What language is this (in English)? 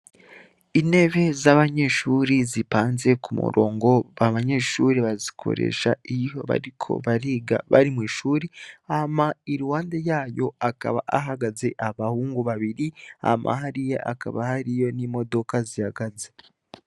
Rundi